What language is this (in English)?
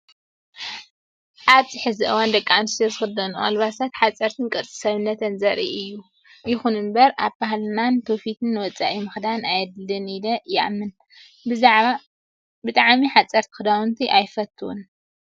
Tigrinya